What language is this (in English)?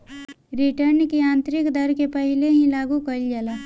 Bhojpuri